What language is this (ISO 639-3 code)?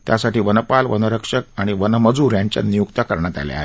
mar